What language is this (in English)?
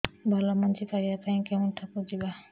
Odia